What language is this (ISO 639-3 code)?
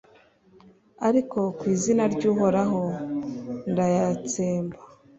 kin